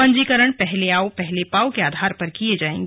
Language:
Hindi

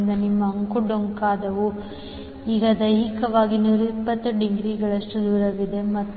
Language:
Kannada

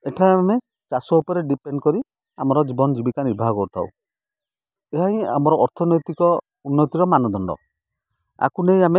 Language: Odia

